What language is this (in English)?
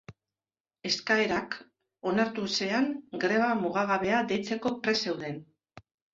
Basque